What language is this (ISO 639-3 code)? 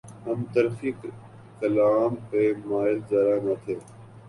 urd